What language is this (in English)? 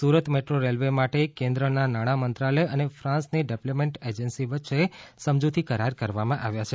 Gujarati